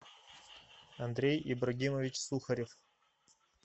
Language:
Russian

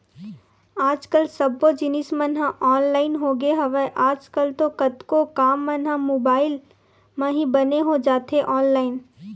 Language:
Chhattisgarhi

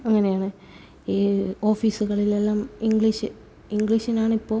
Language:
Malayalam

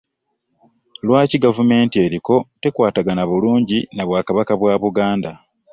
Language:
Ganda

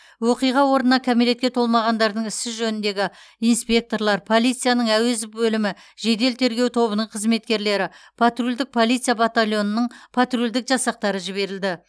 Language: Kazakh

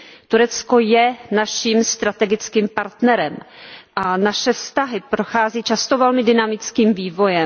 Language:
Czech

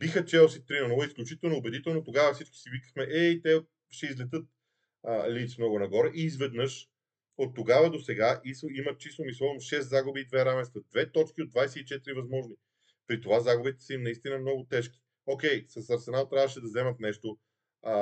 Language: Bulgarian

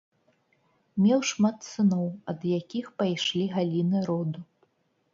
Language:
Belarusian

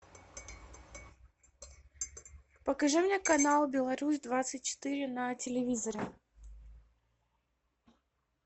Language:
Russian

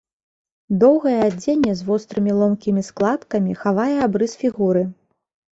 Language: Belarusian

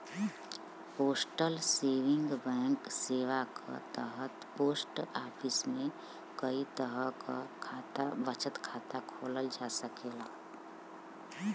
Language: Bhojpuri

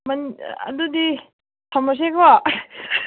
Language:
Manipuri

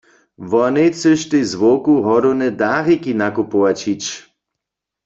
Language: Upper Sorbian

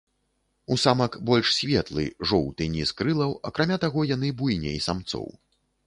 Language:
Belarusian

